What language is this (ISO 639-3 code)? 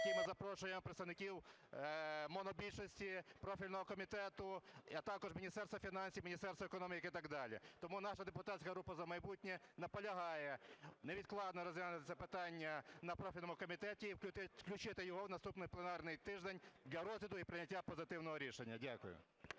ukr